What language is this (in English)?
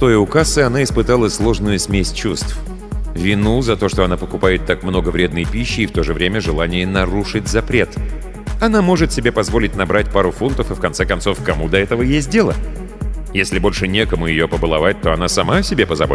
Russian